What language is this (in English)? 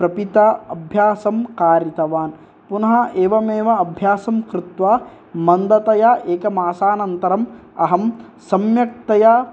Sanskrit